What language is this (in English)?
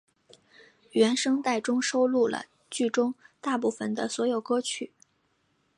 Chinese